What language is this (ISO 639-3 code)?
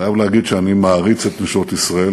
heb